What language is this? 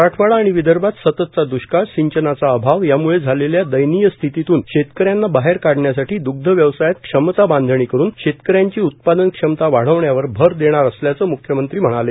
Marathi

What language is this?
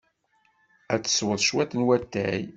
Kabyle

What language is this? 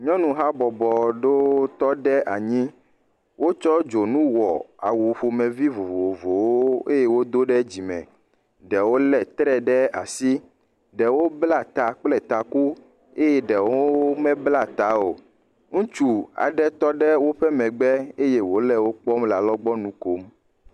Ewe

